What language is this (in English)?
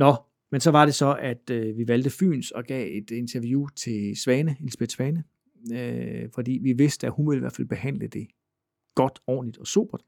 Danish